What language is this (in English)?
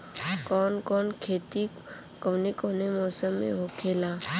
Bhojpuri